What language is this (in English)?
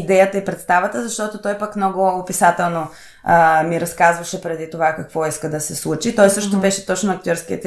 Bulgarian